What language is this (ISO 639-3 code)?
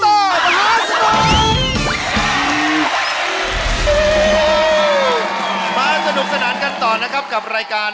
tha